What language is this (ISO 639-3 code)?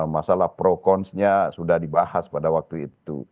ind